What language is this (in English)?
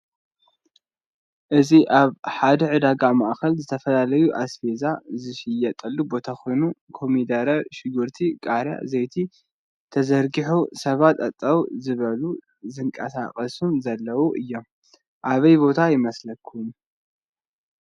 Tigrinya